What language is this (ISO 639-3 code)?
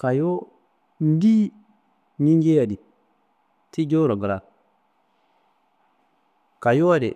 kbl